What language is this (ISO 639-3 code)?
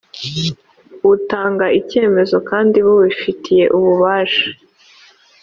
kin